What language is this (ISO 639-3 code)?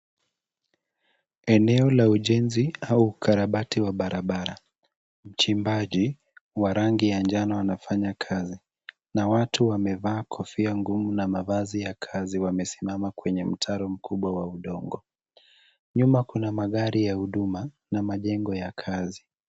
swa